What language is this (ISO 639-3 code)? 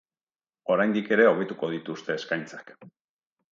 eus